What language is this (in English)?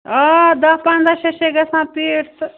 Kashmiri